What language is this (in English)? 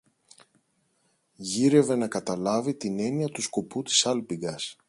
Greek